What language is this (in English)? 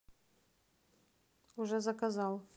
Russian